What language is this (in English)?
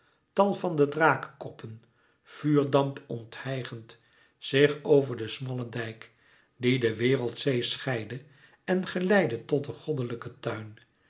Dutch